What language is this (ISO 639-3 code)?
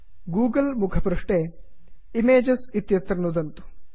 san